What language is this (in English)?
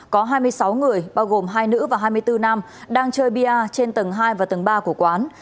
Vietnamese